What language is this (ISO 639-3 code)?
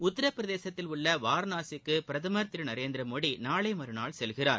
tam